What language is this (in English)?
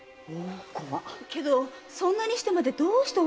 Japanese